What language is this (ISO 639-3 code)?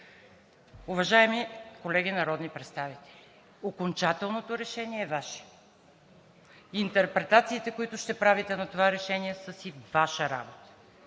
bul